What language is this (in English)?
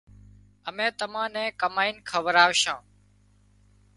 Wadiyara Koli